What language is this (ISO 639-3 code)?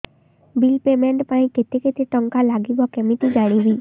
ori